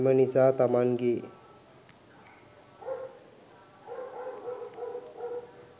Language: Sinhala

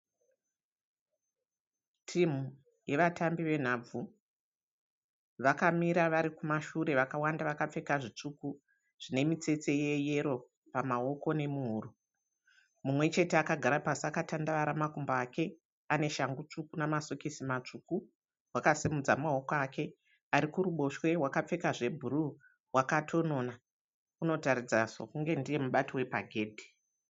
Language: Shona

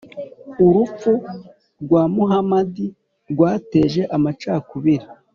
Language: Kinyarwanda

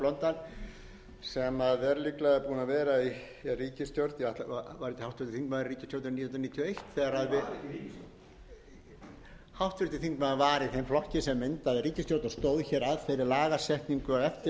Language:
Icelandic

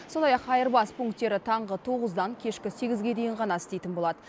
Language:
Kazakh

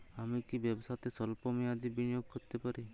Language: Bangla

